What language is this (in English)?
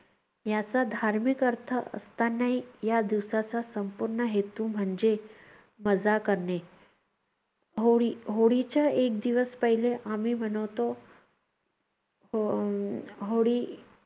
Marathi